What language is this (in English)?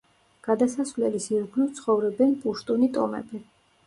Georgian